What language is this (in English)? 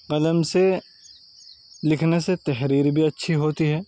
Urdu